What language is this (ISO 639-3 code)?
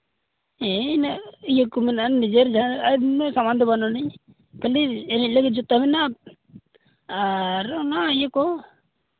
sat